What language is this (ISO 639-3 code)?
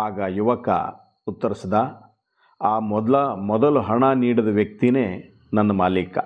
kan